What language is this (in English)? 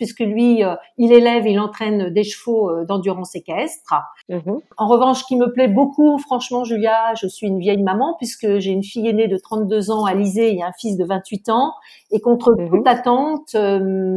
French